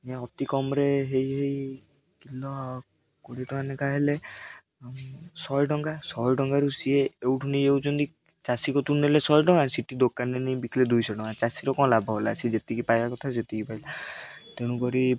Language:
Odia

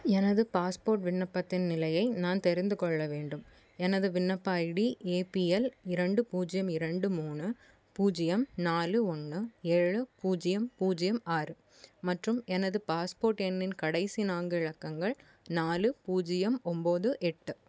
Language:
Tamil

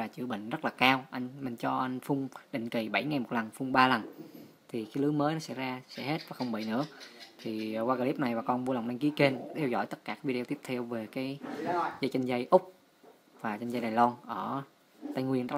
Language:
Vietnamese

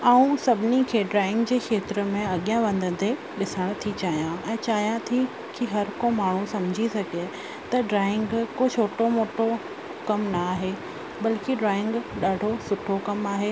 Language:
Sindhi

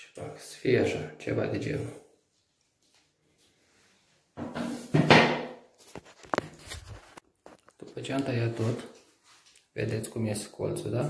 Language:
Romanian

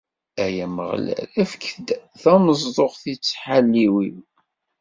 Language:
Kabyle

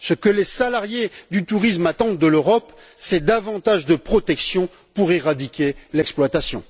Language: French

